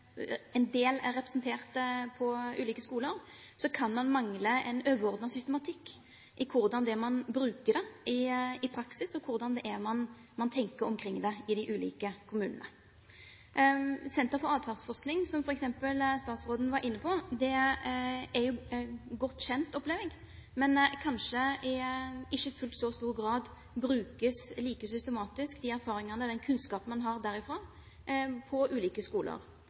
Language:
Norwegian Bokmål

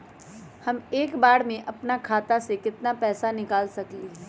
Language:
Magahi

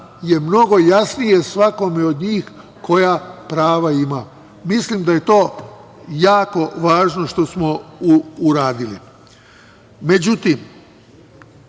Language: Serbian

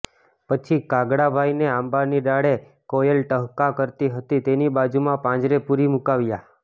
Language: Gujarati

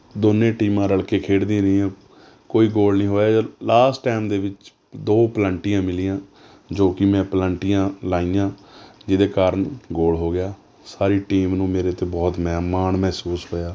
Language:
Punjabi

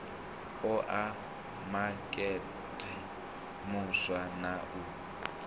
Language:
Venda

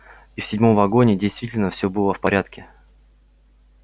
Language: Russian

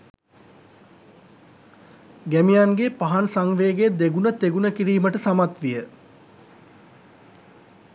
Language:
Sinhala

